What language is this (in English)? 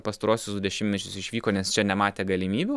Lithuanian